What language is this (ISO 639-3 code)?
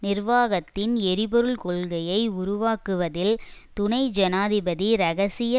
tam